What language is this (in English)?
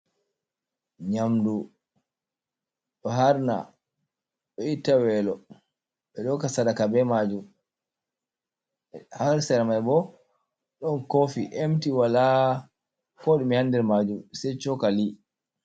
Fula